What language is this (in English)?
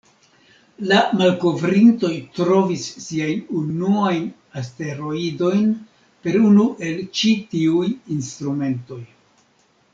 Esperanto